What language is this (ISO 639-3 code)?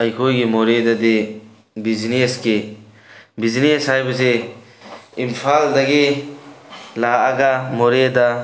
mni